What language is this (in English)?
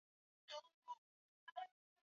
Swahili